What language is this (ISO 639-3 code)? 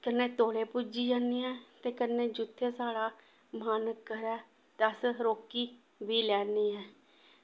doi